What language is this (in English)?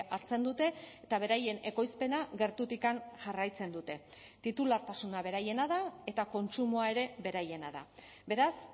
Basque